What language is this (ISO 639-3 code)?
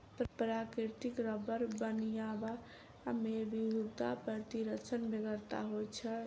mai